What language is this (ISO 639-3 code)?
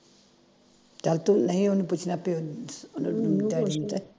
pan